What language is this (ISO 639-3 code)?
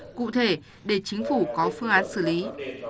vie